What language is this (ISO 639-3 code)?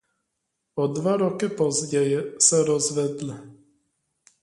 ces